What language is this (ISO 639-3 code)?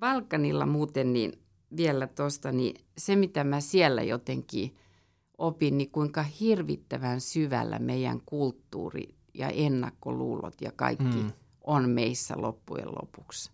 fin